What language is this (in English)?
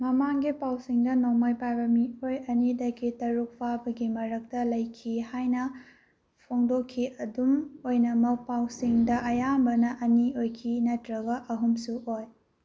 Manipuri